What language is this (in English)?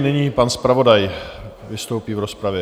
Czech